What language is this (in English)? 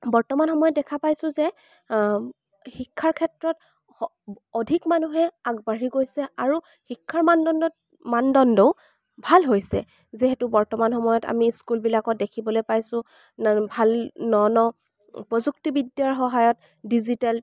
Assamese